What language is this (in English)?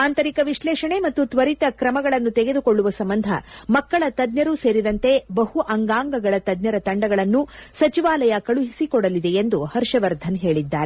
Kannada